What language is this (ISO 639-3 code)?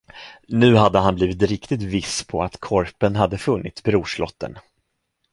swe